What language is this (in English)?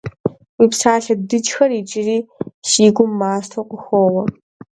Kabardian